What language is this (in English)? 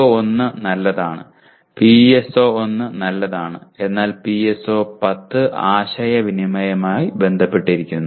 Malayalam